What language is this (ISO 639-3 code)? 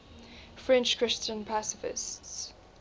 eng